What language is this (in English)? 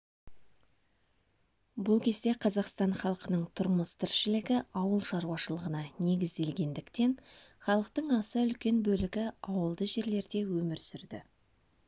Kazakh